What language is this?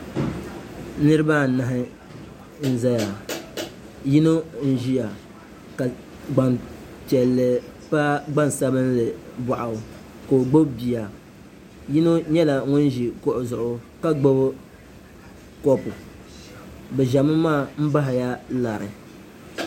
Dagbani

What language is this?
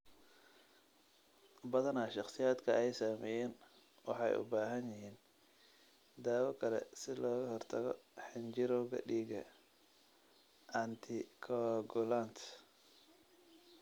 Somali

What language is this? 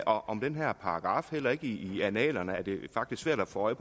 Danish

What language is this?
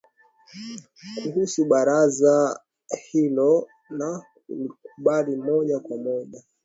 Swahili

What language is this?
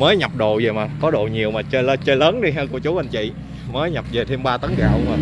Vietnamese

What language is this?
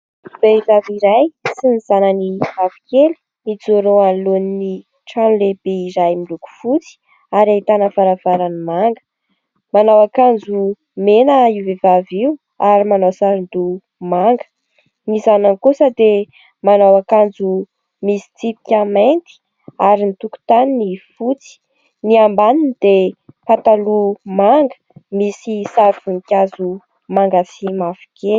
Malagasy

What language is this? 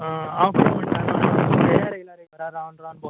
Konkani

